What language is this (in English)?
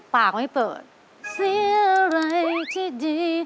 Thai